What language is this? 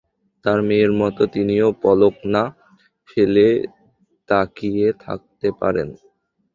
Bangla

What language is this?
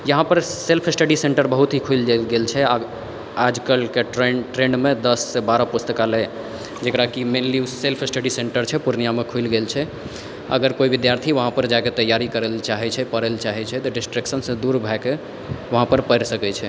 Maithili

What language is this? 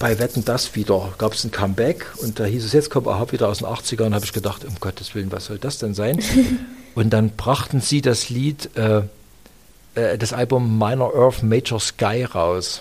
German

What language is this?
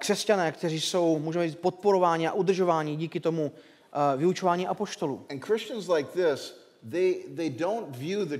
Czech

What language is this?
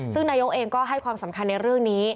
Thai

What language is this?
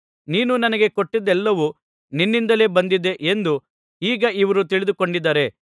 Kannada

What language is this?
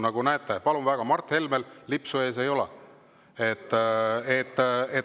Estonian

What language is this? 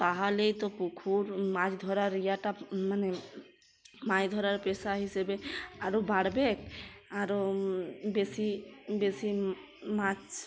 Bangla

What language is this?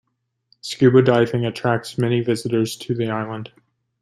English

